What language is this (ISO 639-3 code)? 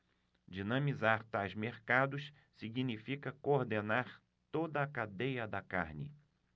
por